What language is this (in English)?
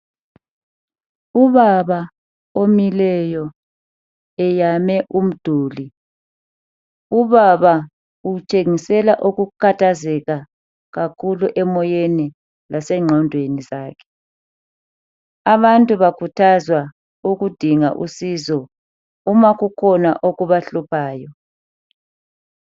North Ndebele